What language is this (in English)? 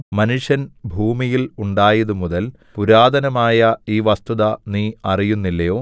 Malayalam